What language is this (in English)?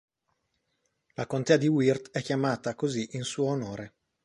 Italian